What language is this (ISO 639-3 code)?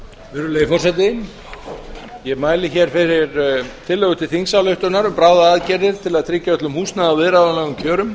isl